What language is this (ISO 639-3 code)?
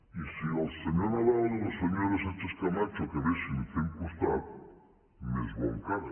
cat